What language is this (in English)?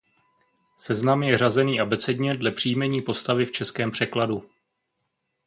Czech